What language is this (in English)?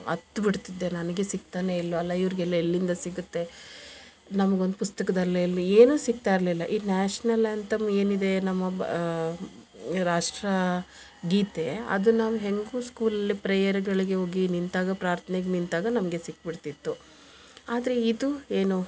Kannada